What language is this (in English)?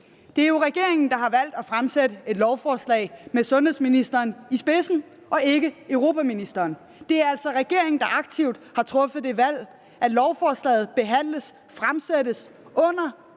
Danish